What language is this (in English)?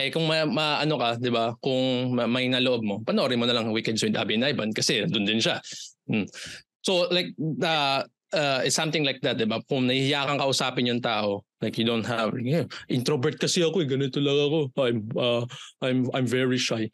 Filipino